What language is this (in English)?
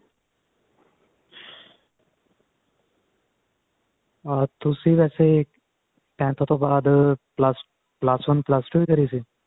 Punjabi